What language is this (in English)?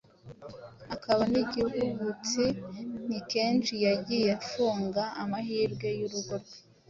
Kinyarwanda